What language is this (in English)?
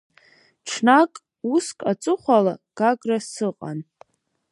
Abkhazian